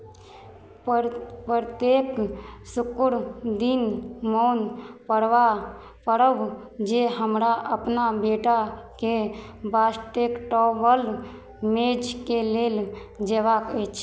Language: Maithili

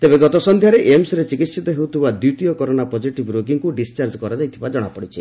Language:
Odia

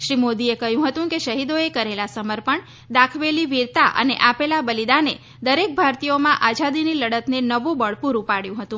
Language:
Gujarati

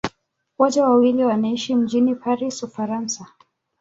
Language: Swahili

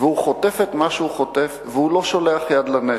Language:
Hebrew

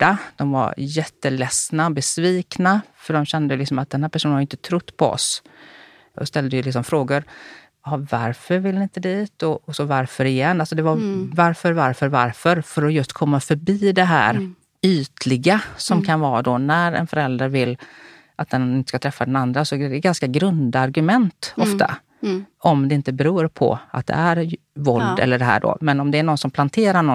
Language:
Swedish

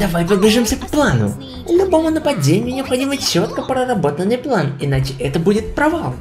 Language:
Russian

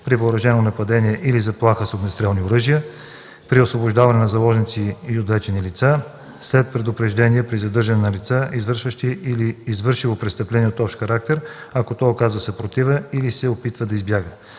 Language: Bulgarian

